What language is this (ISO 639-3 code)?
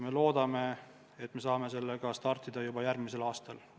est